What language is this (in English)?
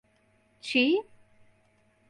Central Kurdish